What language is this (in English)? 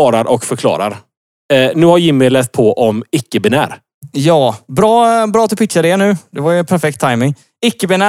Swedish